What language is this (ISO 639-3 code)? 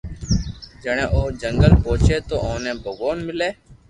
lrk